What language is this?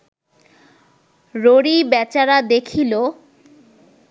Bangla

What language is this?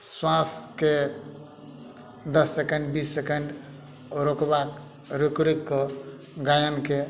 Maithili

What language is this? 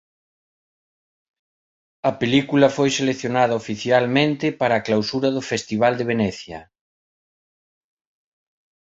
Galician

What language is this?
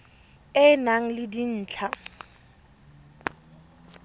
Tswana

